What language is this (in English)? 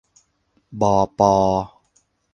Thai